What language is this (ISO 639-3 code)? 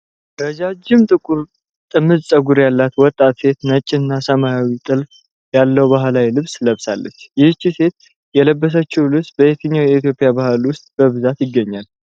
amh